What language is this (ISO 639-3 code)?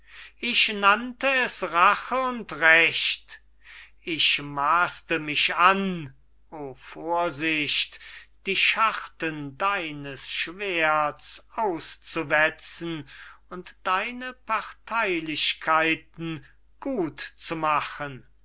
deu